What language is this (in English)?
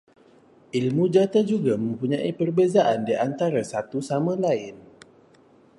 Malay